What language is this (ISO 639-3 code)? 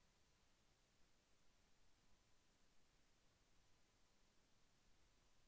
tel